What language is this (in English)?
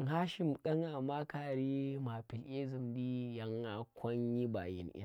Tera